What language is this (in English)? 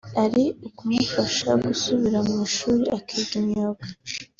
Kinyarwanda